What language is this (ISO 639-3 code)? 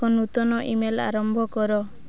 ori